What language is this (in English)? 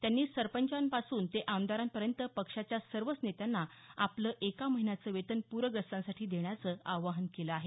Marathi